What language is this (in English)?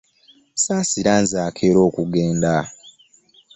Ganda